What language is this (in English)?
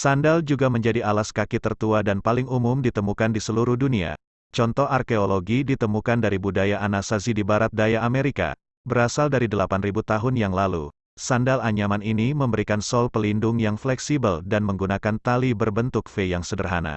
Indonesian